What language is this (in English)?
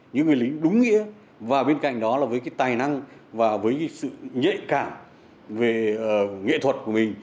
Vietnamese